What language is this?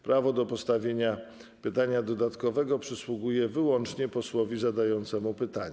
Polish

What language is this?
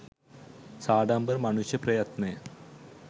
Sinhala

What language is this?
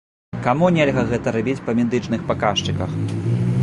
Belarusian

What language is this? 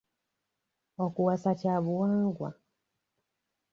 Ganda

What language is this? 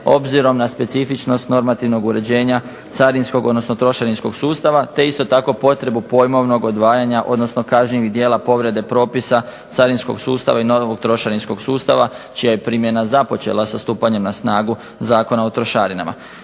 Croatian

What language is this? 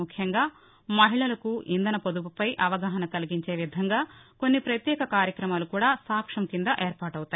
Telugu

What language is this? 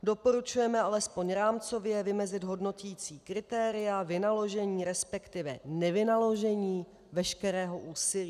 Czech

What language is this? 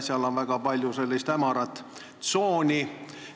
Estonian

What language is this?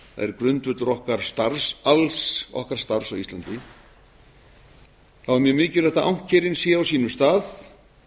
Icelandic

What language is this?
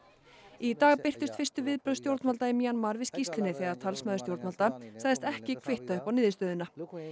Icelandic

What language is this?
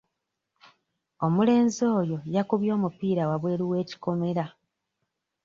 Ganda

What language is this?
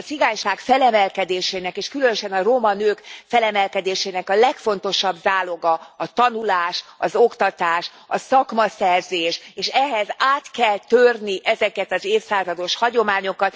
Hungarian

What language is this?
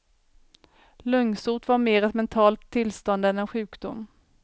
Swedish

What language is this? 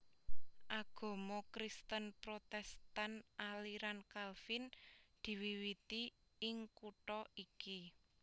Javanese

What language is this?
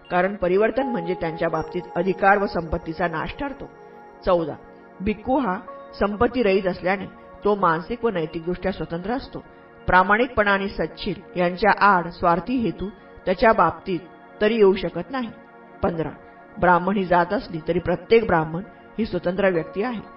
Marathi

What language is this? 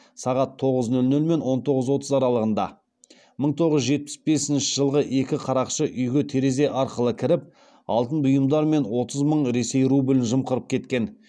Kazakh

